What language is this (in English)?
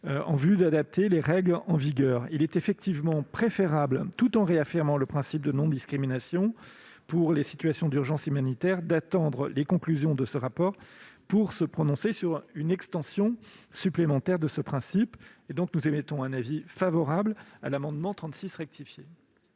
French